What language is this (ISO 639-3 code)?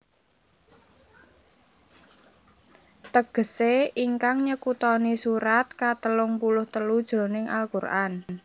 jav